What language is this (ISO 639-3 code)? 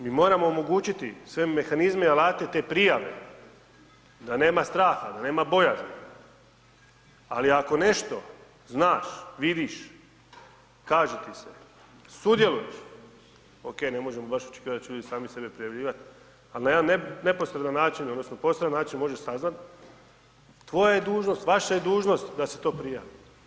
hrv